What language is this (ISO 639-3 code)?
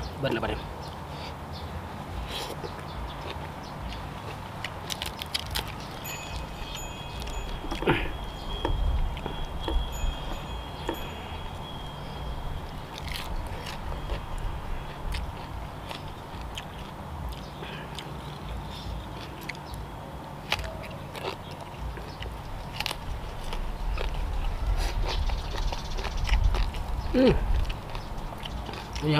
tha